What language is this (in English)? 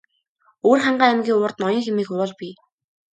Mongolian